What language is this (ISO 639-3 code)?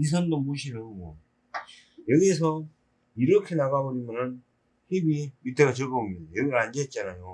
kor